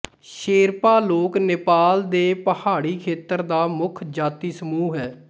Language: Punjabi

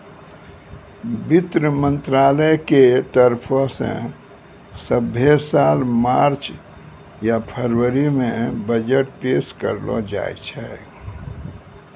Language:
Maithili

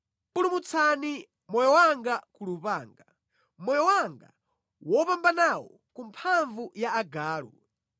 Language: Nyanja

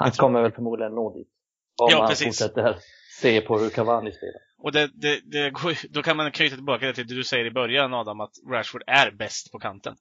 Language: Swedish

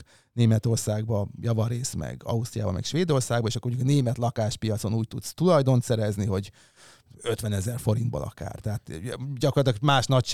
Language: Hungarian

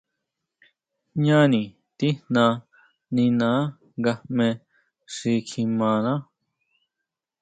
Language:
Huautla Mazatec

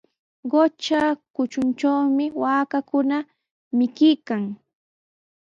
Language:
Sihuas Ancash Quechua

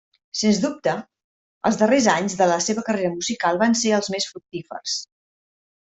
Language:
Catalan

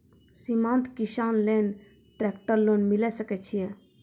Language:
Maithili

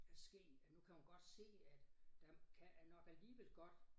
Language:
Danish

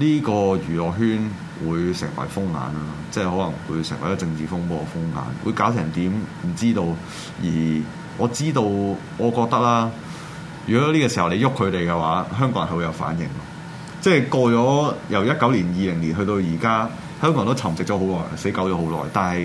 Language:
Chinese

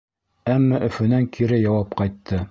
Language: Bashkir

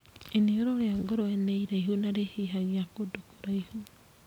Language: Kikuyu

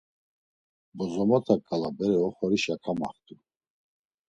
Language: Laz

